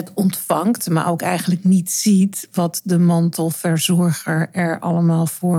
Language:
Dutch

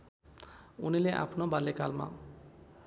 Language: Nepali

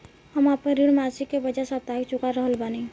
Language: Bhojpuri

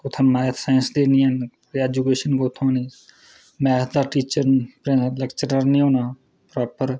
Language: Dogri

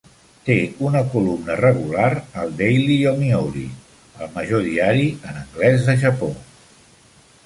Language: Catalan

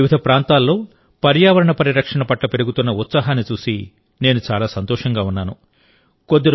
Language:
Telugu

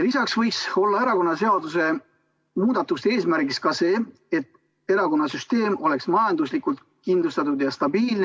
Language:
Estonian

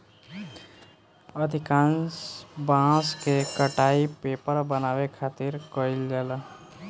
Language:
Bhojpuri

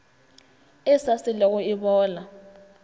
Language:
Northern Sotho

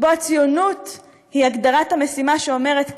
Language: Hebrew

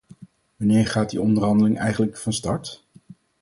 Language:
Dutch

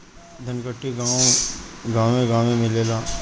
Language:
Bhojpuri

